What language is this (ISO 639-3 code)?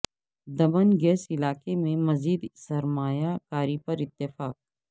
urd